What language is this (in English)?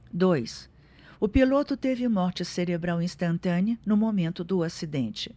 Portuguese